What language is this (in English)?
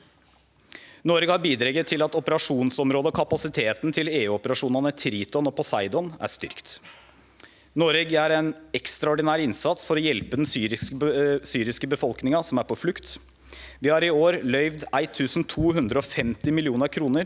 Norwegian